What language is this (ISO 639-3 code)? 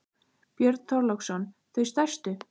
isl